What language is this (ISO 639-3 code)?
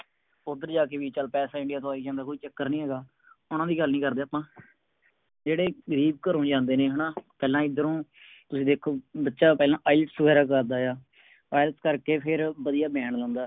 pan